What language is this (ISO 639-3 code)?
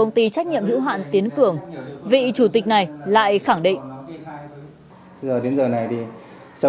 vie